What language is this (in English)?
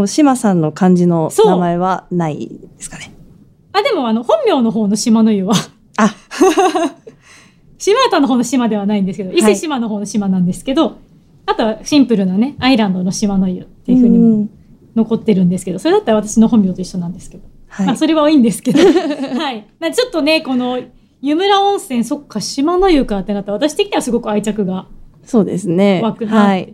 Japanese